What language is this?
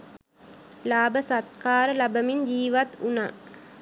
Sinhala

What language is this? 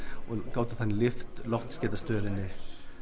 Icelandic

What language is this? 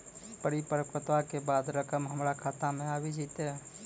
Maithili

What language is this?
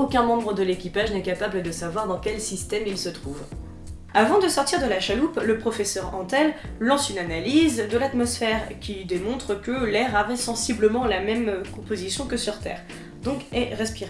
French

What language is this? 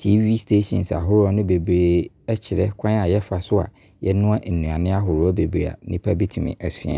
Abron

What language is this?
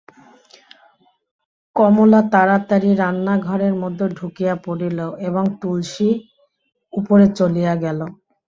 Bangla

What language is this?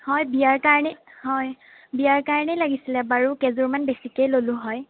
Assamese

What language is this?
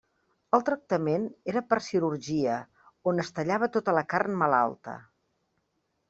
Catalan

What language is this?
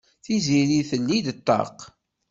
Kabyle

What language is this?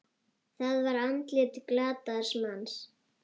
Icelandic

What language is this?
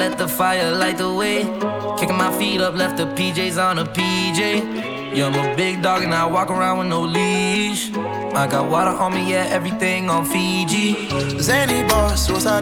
English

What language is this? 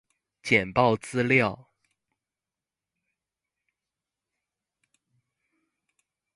Chinese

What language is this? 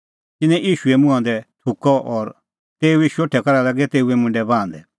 Kullu Pahari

